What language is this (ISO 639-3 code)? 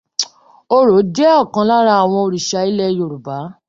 yor